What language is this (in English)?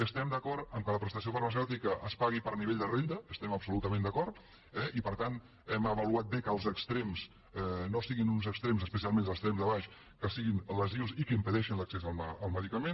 Catalan